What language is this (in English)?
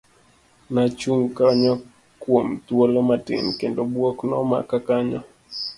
Luo (Kenya and Tanzania)